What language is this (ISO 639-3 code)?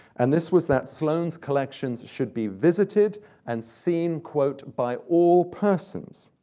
eng